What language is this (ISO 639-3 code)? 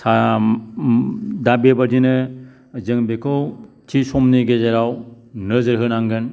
brx